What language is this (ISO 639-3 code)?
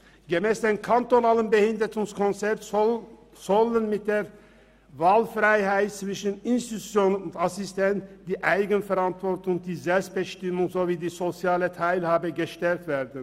gsw